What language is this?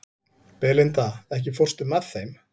Icelandic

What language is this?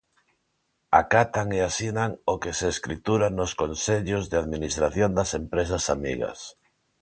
Galician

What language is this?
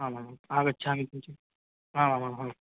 Sanskrit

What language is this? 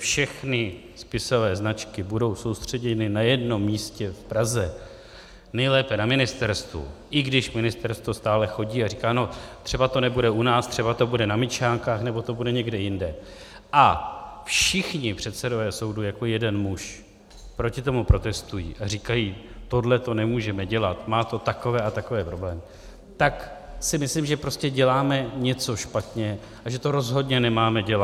Czech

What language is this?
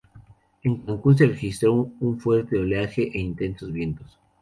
Spanish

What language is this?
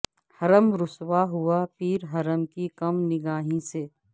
Urdu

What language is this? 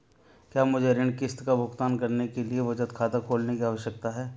Hindi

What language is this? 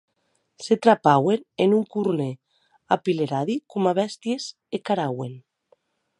Occitan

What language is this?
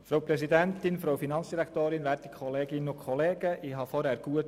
Swiss German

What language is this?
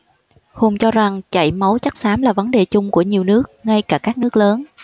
Vietnamese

